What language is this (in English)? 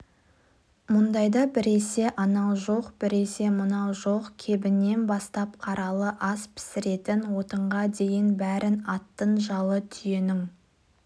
Kazakh